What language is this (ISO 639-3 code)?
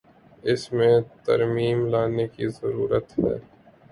urd